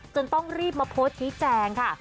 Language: Thai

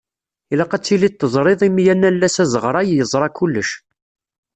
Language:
Kabyle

